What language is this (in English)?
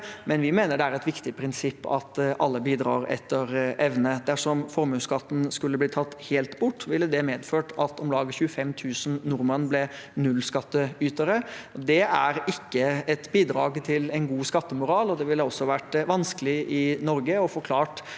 Norwegian